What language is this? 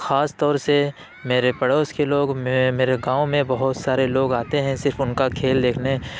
Urdu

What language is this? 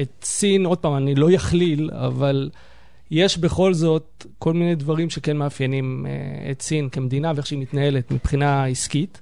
Hebrew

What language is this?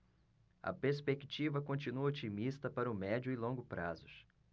Portuguese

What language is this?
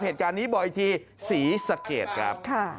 Thai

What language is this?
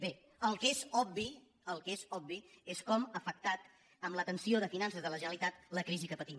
Catalan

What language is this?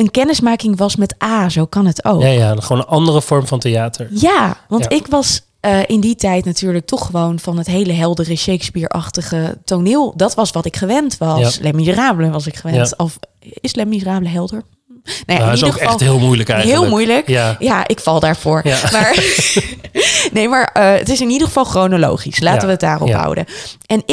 Dutch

